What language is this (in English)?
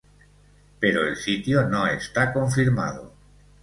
Spanish